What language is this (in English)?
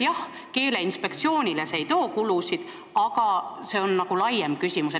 Estonian